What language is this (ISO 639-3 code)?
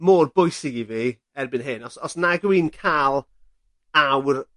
cym